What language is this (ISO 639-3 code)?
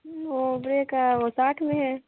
hin